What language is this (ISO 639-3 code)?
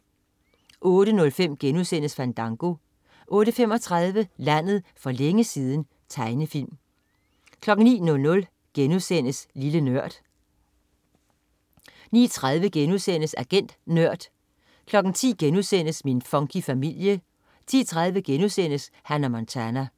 dan